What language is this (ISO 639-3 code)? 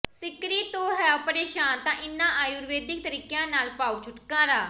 pan